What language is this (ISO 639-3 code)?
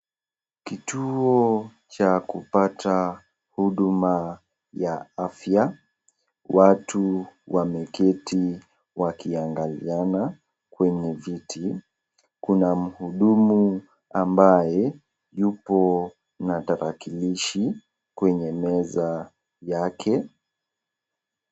swa